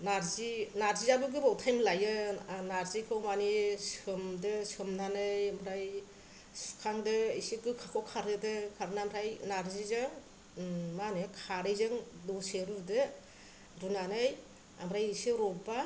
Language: Bodo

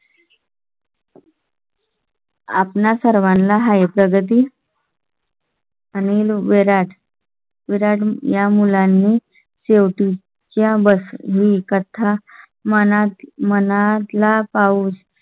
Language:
Marathi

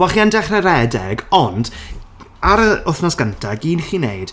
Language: Welsh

